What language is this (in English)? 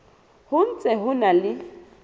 Southern Sotho